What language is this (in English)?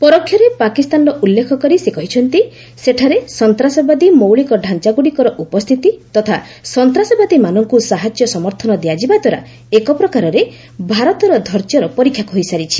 Odia